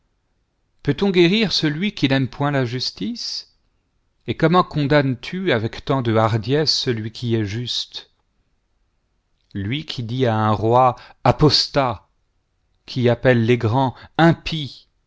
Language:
French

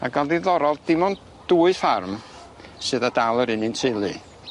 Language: Welsh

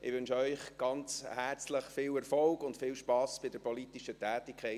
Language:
Swiss German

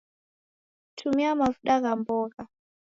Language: Taita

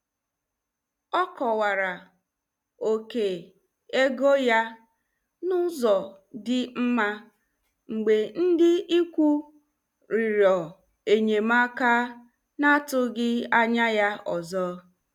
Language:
Igbo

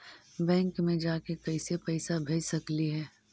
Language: Magahi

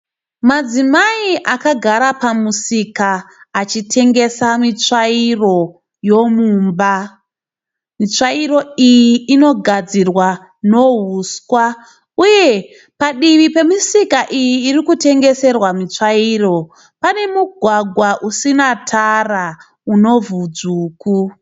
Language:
Shona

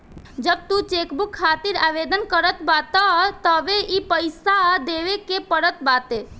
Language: Bhojpuri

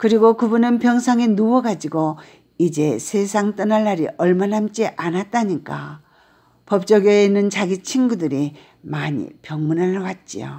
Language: Korean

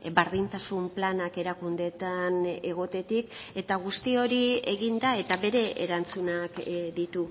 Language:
Basque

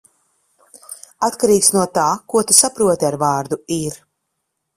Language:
Latvian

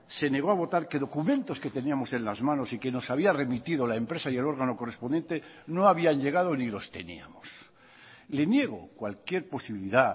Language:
Spanish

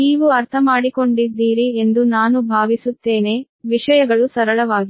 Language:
Kannada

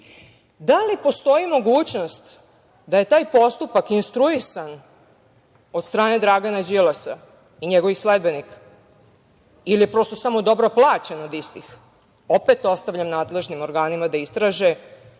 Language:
Serbian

